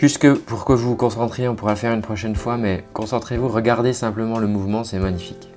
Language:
French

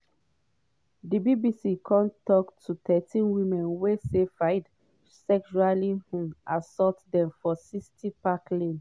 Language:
Nigerian Pidgin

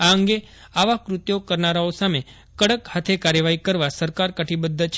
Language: Gujarati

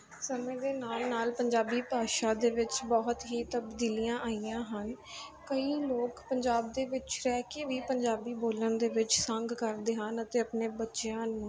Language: Punjabi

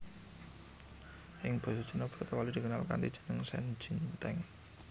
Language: Javanese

